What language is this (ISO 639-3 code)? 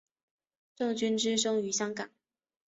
zho